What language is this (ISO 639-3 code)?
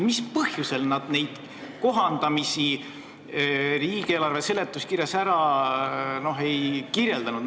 est